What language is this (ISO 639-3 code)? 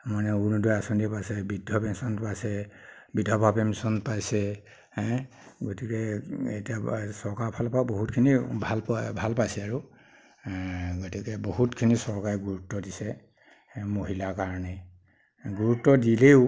asm